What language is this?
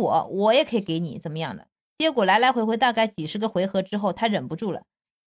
Chinese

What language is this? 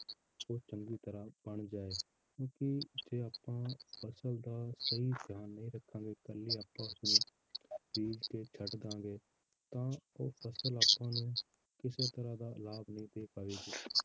Punjabi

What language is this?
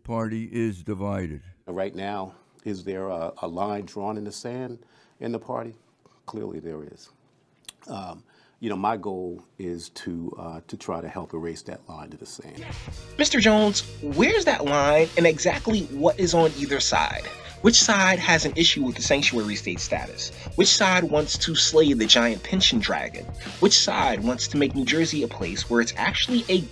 English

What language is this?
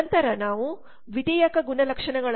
Kannada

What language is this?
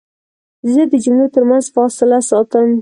Pashto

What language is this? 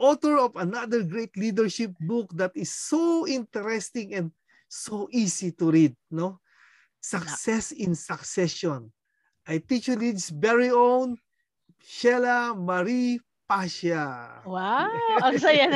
Filipino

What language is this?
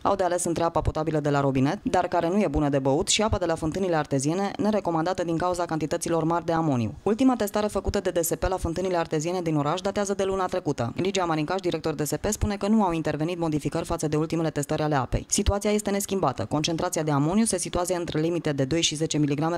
Romanian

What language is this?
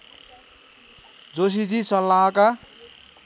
Nepali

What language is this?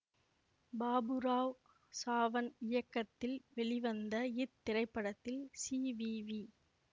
Tamil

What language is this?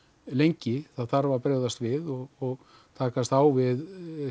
Icelandic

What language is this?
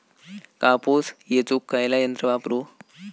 Marathi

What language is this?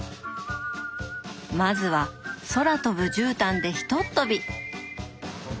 Japanese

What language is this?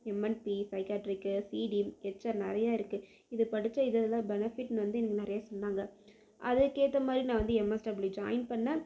Tamil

